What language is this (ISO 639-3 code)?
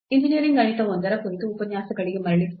kan